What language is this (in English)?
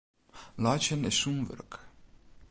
Western Frisian